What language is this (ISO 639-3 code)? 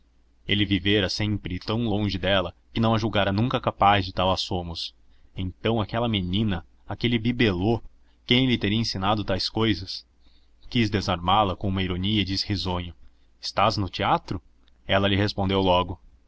por